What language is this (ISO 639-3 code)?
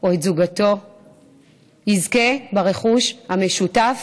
heb